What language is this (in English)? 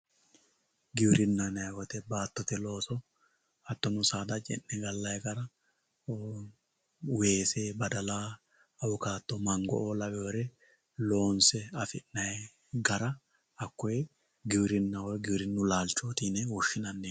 Sidamo